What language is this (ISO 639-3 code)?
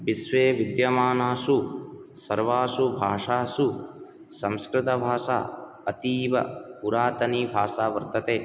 san